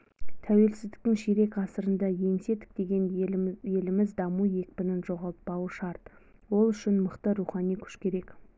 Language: Kazakh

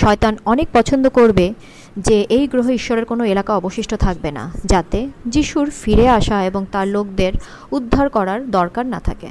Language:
Bangla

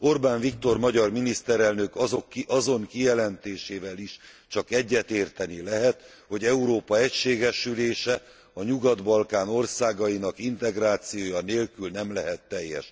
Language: Hungarian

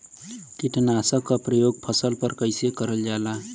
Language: Bhojpuri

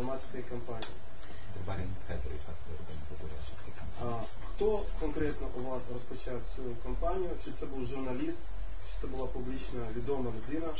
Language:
Romanian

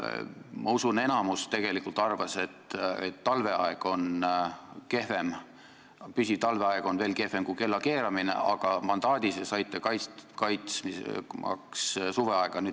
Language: Estonian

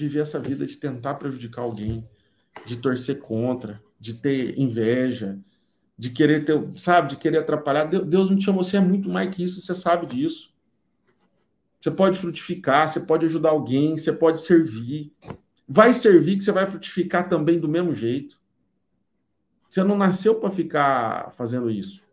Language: Portuguese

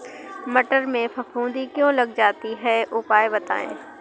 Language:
Hindi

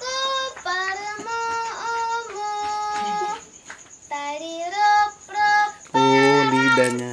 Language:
Indonesian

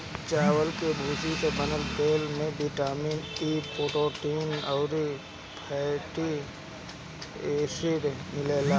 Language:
Bhojpuri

